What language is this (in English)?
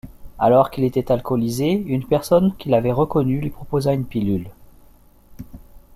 French